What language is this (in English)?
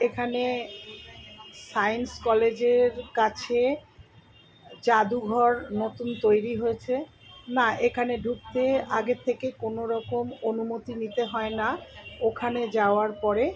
Bangla